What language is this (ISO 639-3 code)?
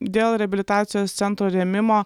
lit